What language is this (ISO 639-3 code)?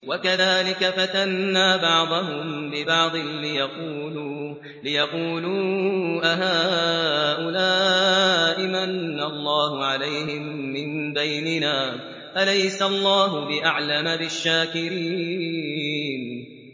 ara